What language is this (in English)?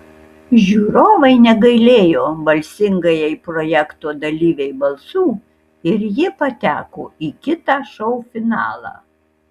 Lithuanian